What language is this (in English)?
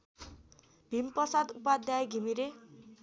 Nepali